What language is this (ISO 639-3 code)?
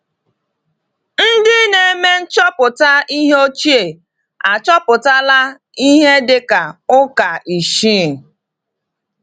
ibo